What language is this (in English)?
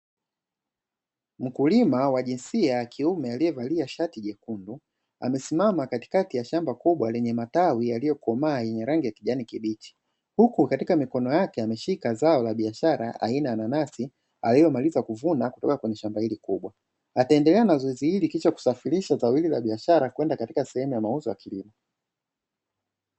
Swahili